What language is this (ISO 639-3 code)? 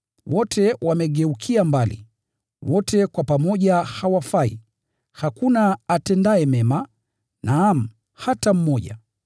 swa